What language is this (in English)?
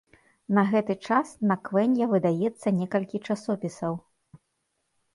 Belarusian